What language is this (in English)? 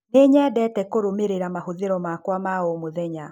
Kikuyu